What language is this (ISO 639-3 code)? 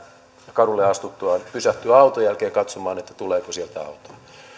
fin